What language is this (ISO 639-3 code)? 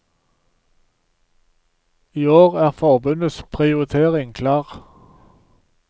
nor